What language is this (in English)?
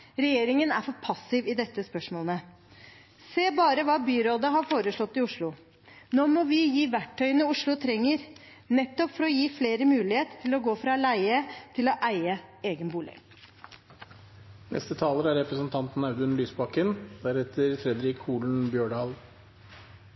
Norwegian Bokmål